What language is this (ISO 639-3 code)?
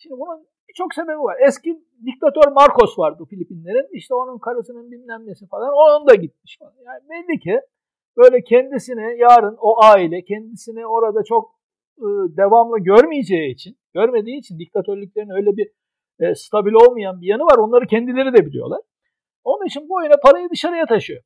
tur